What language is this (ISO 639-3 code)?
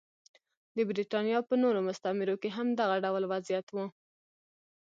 pus